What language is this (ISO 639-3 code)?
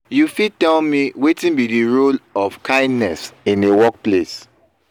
pcm